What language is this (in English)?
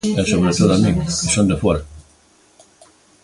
Galician